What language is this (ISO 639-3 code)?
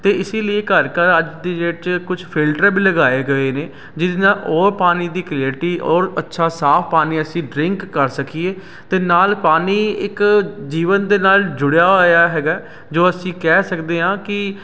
pan